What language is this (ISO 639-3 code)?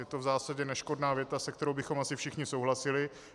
ces